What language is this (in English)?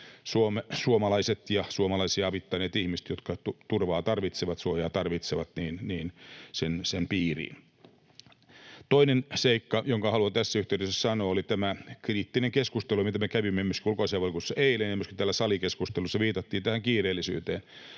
Finnish